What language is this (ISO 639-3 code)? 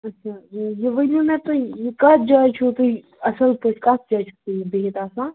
kas